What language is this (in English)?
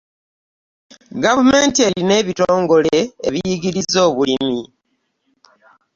Ganda